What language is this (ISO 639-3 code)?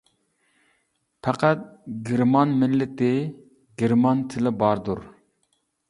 uig